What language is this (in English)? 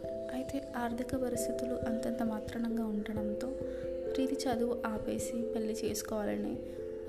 Telugu